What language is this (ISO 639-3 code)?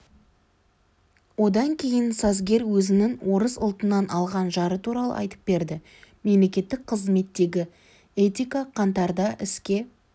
kaz